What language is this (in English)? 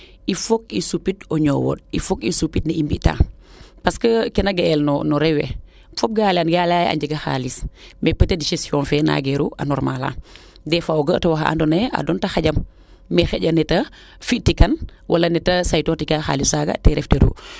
Serer